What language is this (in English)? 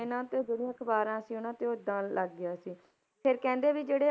Punjabi